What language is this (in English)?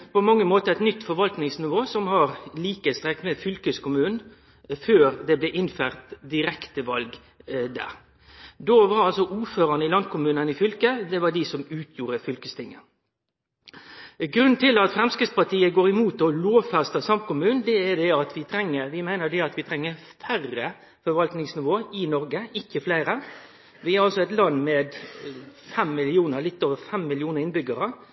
Norwegian Nynorsk